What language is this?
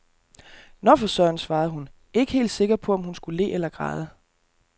Danish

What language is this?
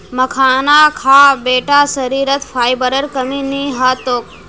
Magahi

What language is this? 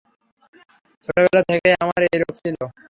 Bangla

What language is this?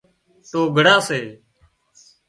Wadiyara Koli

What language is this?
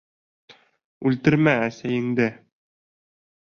Bashkir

